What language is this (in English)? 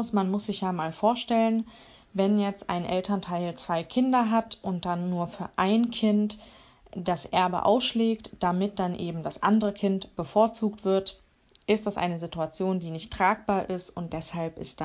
German